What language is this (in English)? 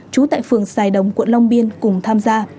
Vietnamese